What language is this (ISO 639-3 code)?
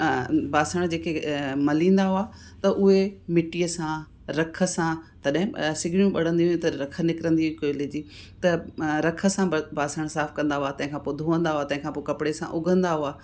snd